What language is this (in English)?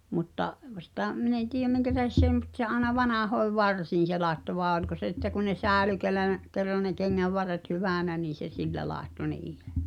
Finnish